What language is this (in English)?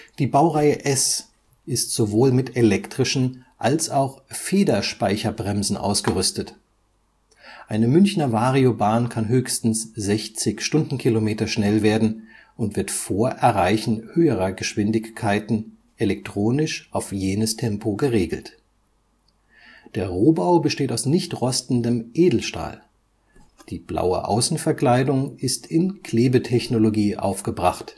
German